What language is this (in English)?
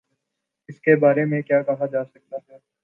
Urdu